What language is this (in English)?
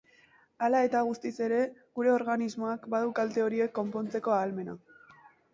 Basque